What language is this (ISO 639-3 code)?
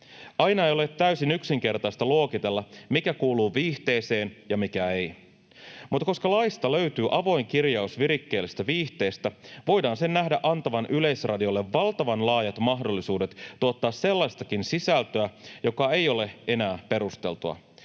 fin